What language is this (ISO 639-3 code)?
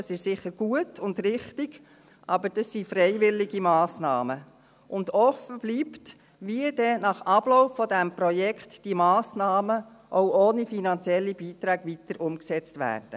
gsw